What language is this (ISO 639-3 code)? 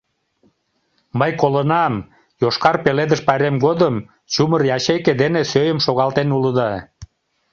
chm